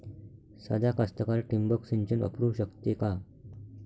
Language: Marathi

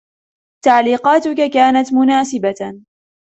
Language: Arabic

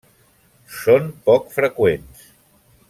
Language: Catalan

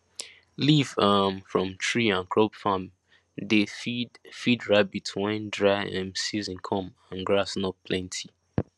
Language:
Nigerian Pidgin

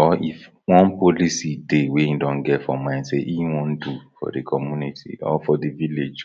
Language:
Nigerian Pidgin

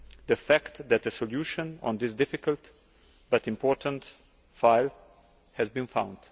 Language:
English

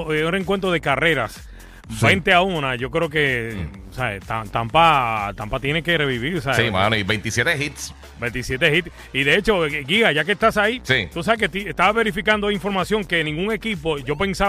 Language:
Spanish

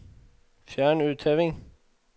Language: Norwegian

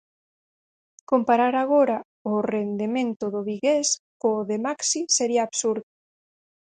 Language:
Galician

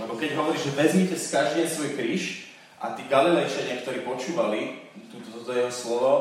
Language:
Slovak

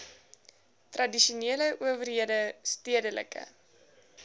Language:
Afrikaans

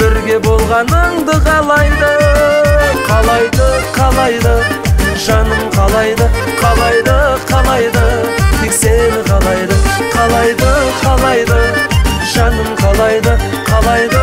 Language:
Turkish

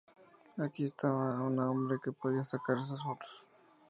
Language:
Spanish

